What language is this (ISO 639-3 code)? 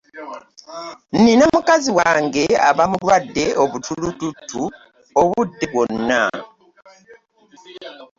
lug